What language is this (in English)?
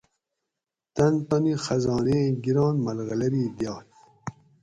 Gawri